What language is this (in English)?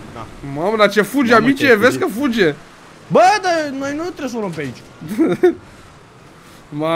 Romanian